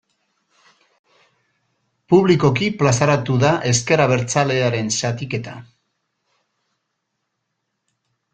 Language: Basque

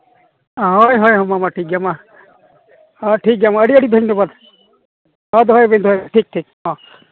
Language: Santali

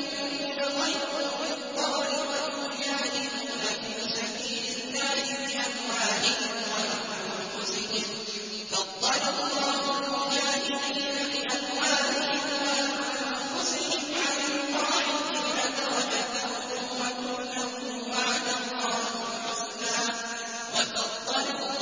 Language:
Arabic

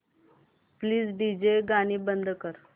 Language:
Marathi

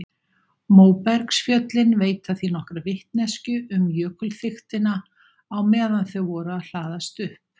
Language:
Icelandic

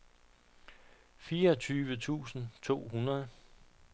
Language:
Danish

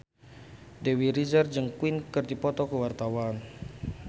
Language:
Sundanese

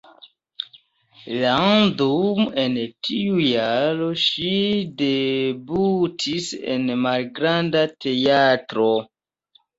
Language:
Esperanto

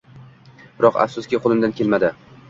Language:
Uzbek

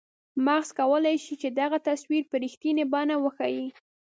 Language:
Pashto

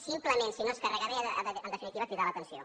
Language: Catalan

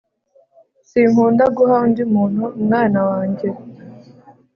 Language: Kinyarwanda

